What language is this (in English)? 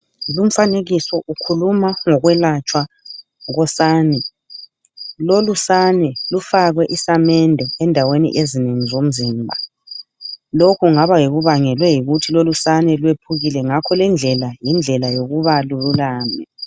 North Ndebele